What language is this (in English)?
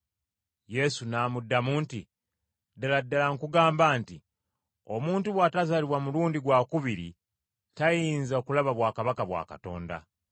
Ganda